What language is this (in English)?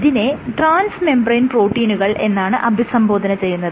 Malayalam